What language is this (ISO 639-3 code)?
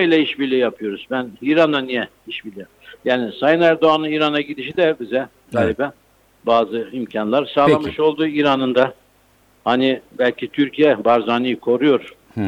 tur